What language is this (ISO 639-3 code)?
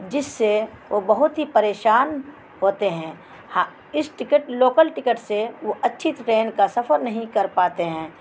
urd